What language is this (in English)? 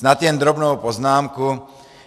Czech